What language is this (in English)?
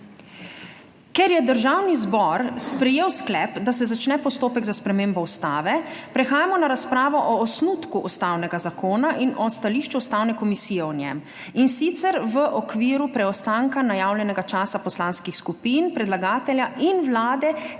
Slovenian